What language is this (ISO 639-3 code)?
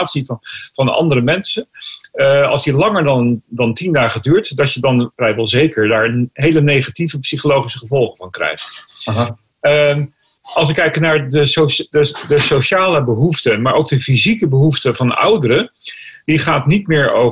nld